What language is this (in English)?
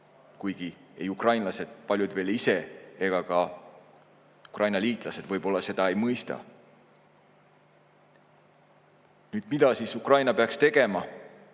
Estonian